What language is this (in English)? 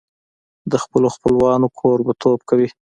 Pashto